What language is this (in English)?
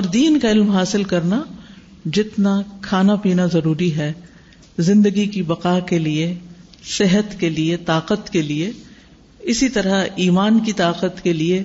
Urdu